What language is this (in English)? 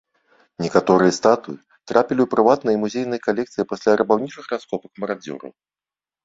Belarusian